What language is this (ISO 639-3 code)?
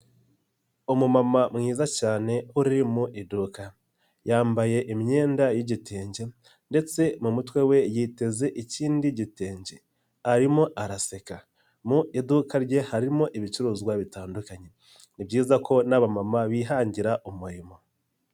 kin